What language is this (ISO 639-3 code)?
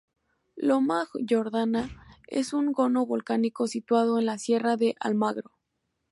spa